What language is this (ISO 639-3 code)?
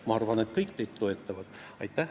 est